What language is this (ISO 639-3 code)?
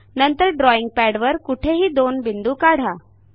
mar